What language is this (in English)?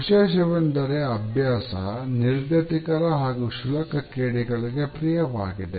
Kannada